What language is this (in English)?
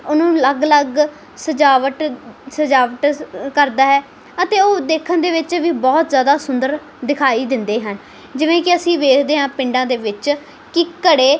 Punjabi